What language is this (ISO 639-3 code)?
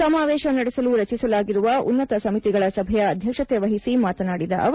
kan